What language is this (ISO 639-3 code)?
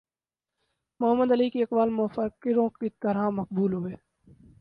urd